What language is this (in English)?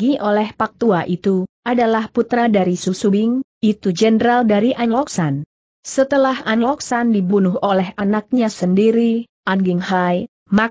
Indonesian